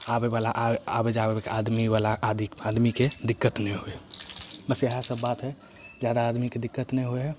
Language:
Maithili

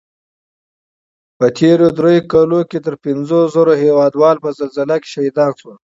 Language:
Pashto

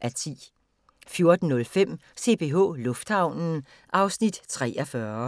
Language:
Danish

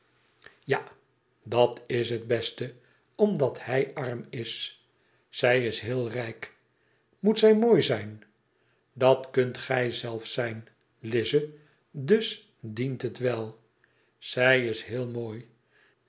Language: Dutch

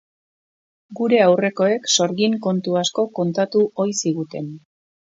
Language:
Basque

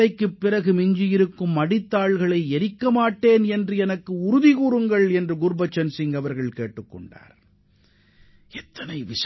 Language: Tamil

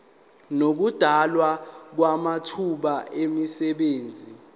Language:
Zulu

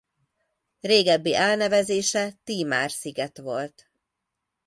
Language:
Hungarian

